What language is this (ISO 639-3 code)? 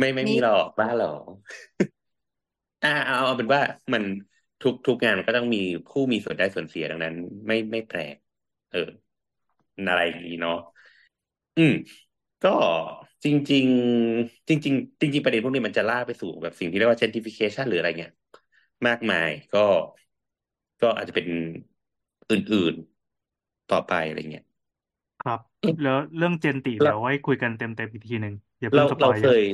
tha